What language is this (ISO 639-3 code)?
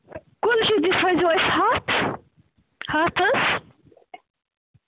kas